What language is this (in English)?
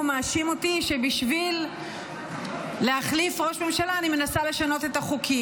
Hebrew